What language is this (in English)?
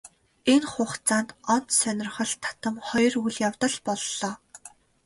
Mongolian